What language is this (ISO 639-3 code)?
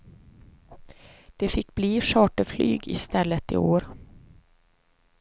swe